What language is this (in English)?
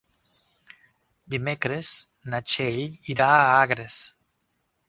Catalan